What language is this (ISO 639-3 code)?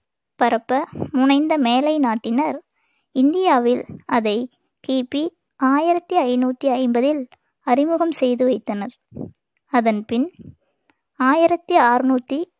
tam